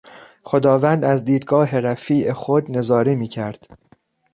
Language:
Persian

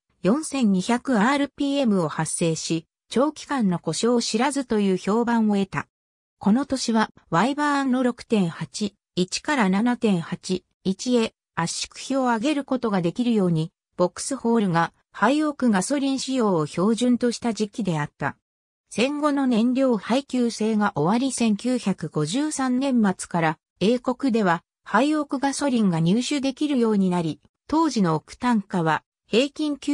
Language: Japanese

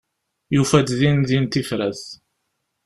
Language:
Kabyle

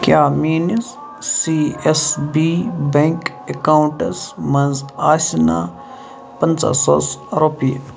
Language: Kashmiri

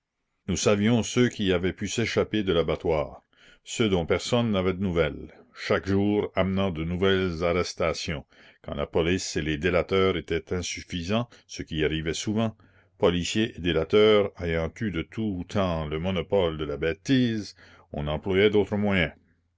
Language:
French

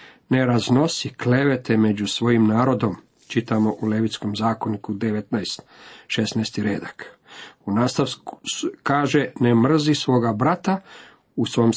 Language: Croatian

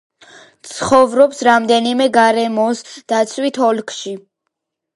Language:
Georgian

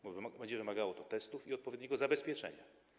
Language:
Polish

